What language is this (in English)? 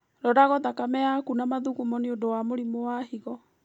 Kikuyu